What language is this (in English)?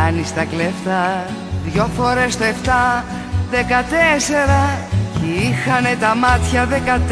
Greek